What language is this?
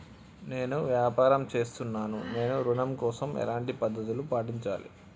Telugu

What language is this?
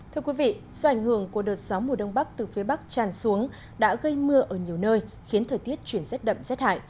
Vietnamese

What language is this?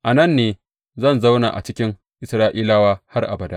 Hausa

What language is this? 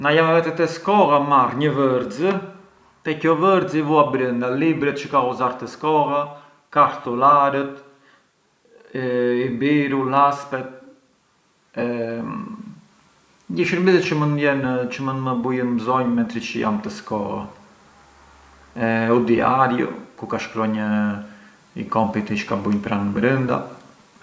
Arbëreshë Albanian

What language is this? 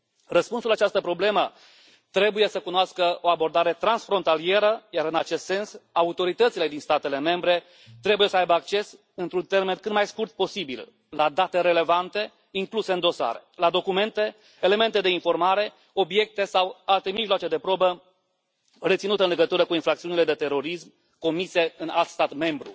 Romanian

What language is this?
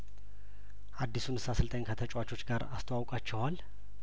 Amharic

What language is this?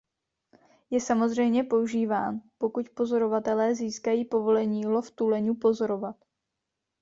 Czech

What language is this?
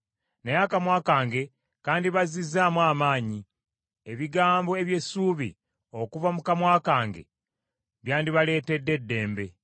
Ganda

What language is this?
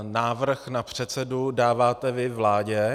Czech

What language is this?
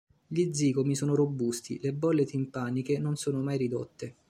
Italian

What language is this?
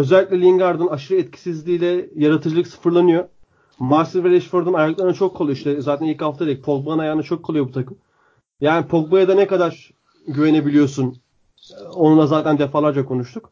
Turkish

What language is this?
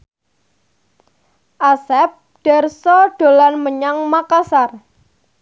Javanese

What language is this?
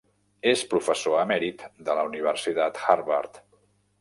Catalan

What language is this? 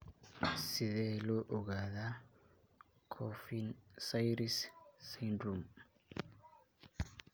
Somali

